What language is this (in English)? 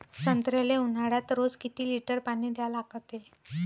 Marathi